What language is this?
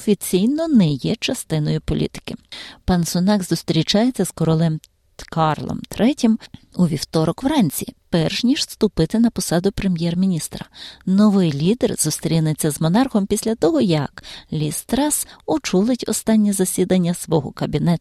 Ukrainian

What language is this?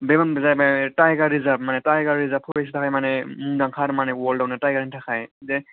Bodo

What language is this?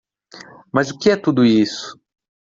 Portuguese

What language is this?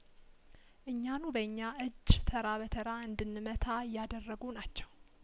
Amharic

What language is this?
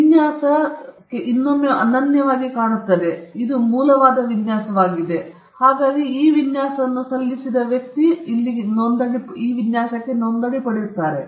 Kannada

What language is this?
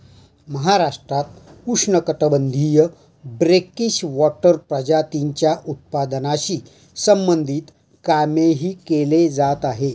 Marathi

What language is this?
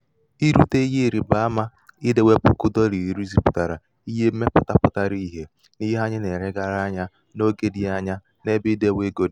Igbo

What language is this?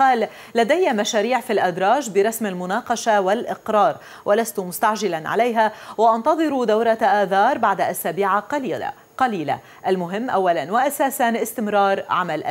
Arabic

